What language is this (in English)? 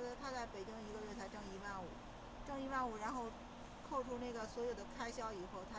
Chinese